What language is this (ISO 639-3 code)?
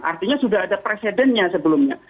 ind